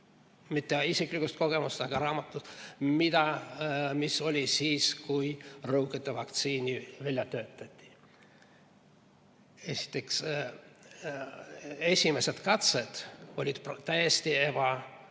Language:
Estonian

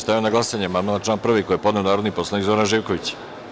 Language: Serbian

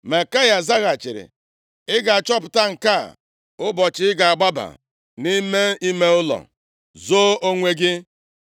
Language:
Igbo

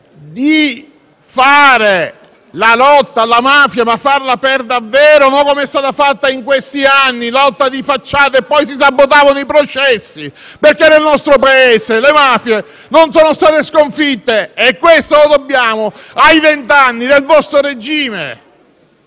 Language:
Italian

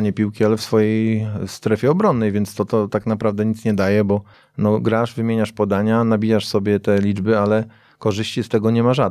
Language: Polish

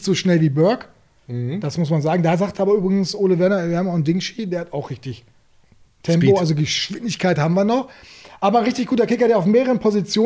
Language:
German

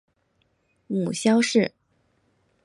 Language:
Chinese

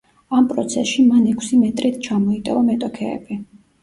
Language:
Georgian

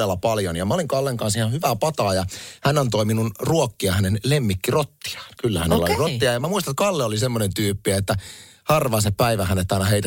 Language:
Finnish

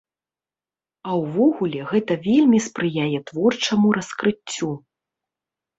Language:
Belarusian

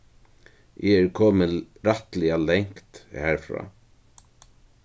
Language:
Faroese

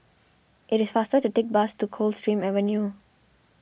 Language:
English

